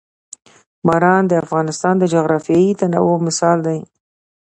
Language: Pashto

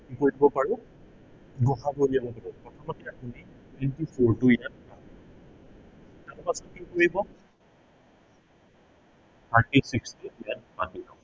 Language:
Assamese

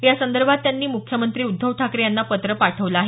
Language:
Marathi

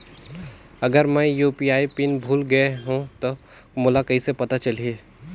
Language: Chhattisgarhi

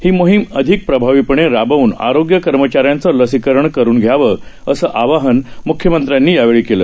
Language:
Marathi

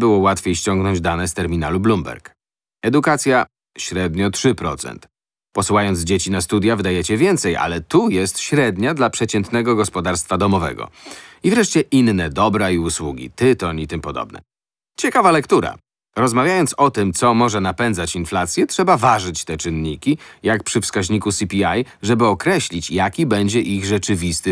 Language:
Polish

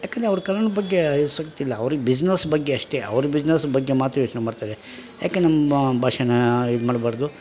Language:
Kannada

